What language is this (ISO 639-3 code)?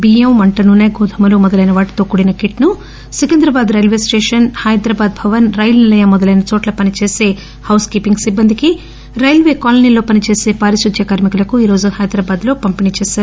tel